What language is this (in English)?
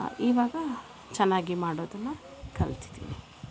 Kannada